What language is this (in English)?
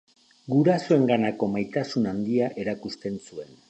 Basque